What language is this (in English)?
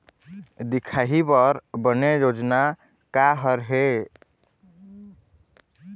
Chhattisgarhi